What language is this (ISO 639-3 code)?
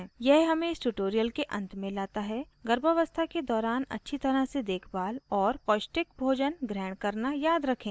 hin